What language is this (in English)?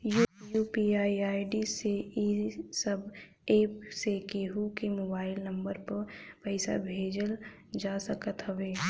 Bhojpuri